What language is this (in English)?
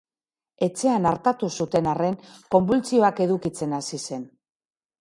Basque